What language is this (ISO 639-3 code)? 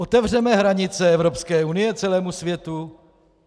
ces